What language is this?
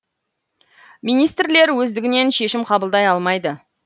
Kazakh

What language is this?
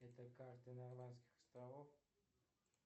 Russian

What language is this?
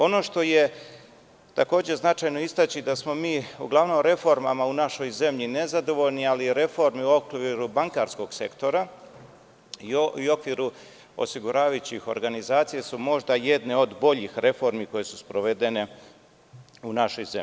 Serbian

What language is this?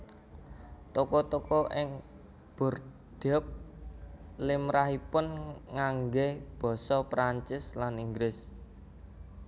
Javanese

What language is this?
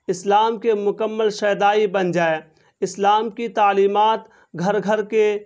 Urdu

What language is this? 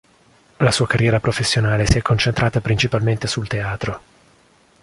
Italian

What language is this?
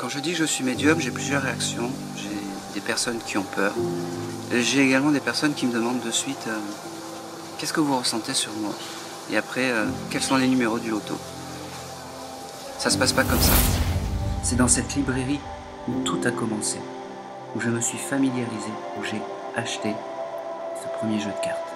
French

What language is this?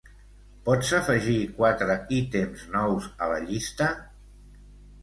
Catalan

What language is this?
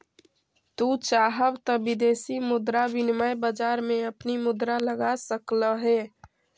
Magahi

